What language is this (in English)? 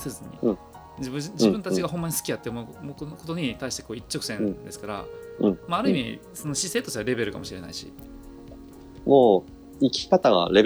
Japanese